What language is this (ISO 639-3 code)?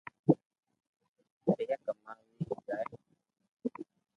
lrk